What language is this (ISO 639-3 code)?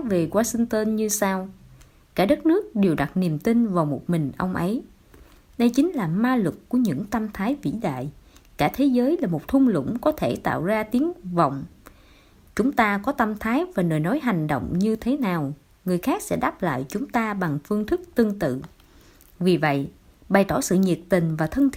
vie